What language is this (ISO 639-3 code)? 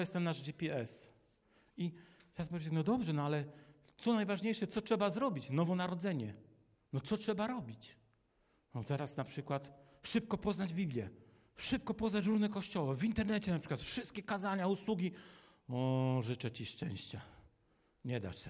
pol